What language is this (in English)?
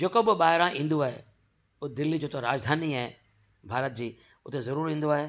Sindhi